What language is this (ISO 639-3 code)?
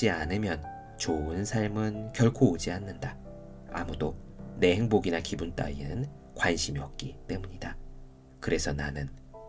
kor